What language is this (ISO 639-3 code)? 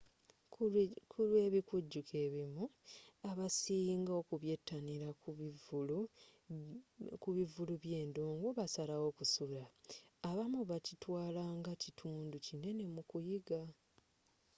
lug